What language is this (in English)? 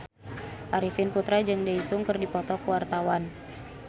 Sundanese